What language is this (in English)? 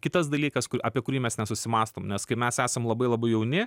Lithuanian